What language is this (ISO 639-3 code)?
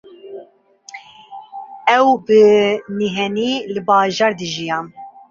kur